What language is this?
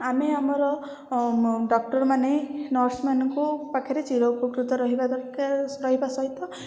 Odia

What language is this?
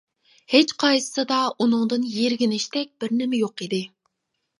Uyghur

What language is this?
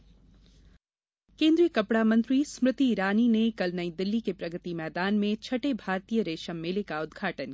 Hindi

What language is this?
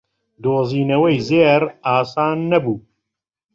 Central Kurdish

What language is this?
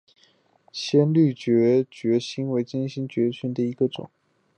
Chinese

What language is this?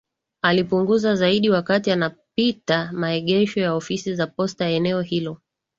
Swahili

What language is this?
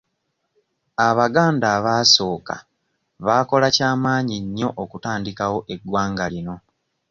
Ganda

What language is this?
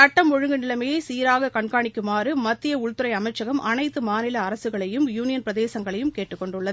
Tamil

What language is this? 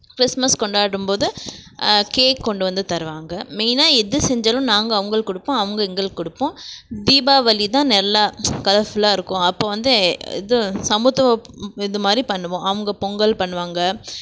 Tamil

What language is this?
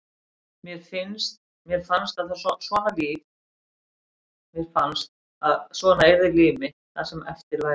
Icelandic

